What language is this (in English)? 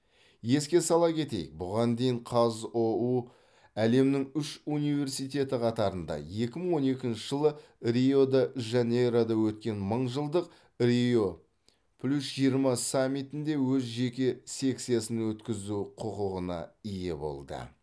Kazakh